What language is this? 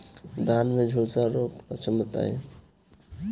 Bhojpuri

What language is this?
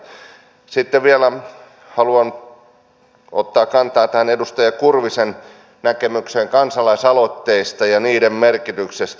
Finnish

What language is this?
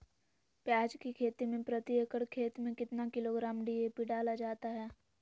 Magahi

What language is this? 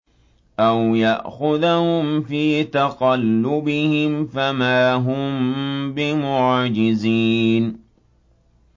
Arabic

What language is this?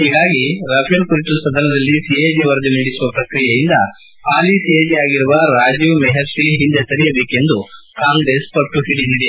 Kannada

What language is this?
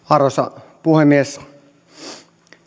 Finnish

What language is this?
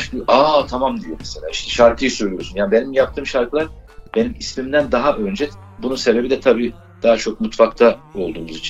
Turkish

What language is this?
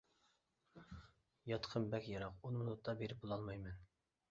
Uyghur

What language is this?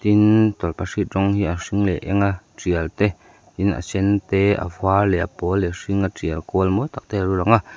Mizo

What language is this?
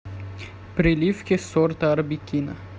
Russian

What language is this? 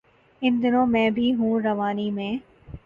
Urdu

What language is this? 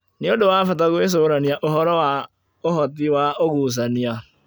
Kikuyu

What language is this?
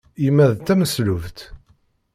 Kabyle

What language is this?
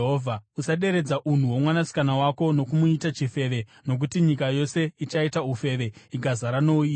Shona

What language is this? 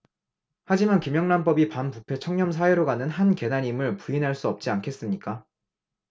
Korean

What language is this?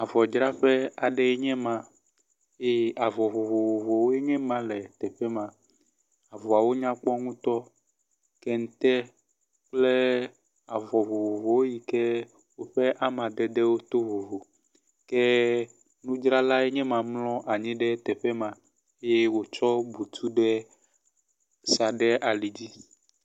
Ewe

